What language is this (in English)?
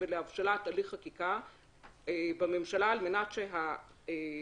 Hebrew